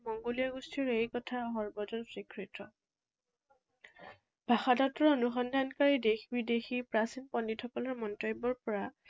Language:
Assamese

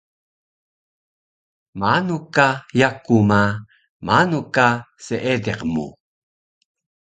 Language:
Taroko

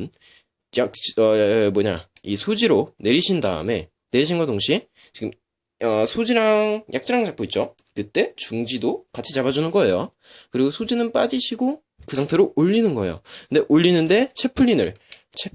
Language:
Korean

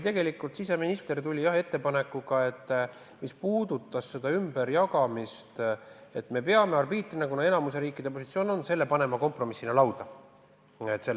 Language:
Estonian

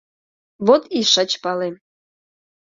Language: Mari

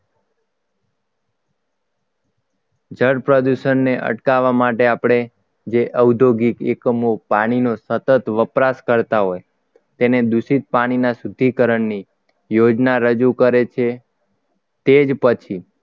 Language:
Gujarati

